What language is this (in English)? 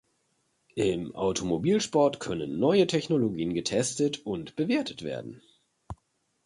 German